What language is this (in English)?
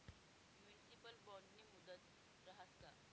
Marathi